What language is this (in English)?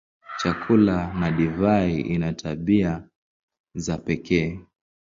Swahili